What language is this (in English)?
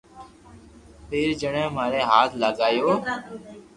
Loarki